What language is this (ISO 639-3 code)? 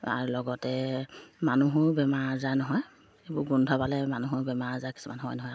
asm